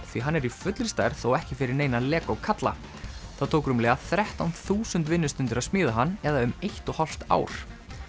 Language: Icelandic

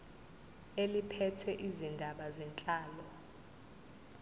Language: Zulu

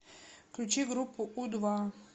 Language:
Russian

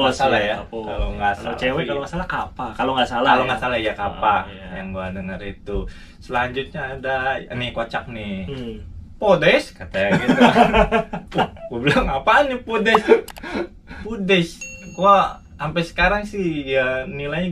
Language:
Indonesian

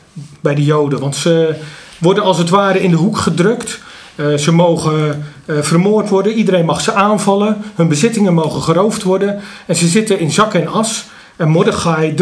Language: Dutch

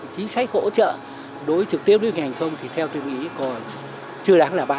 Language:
Vietnamese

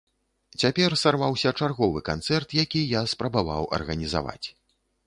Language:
Belarusian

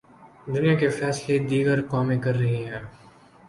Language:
Urdu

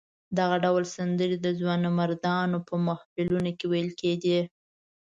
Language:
Pashto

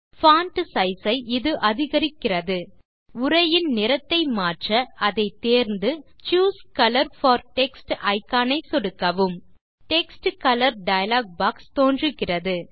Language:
Tamil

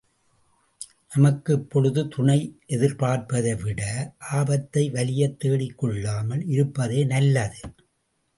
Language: Tamil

